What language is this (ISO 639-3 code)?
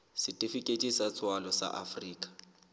sot